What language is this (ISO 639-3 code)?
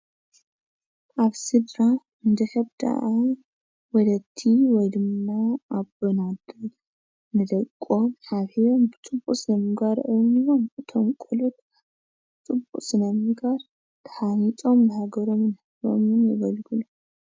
tir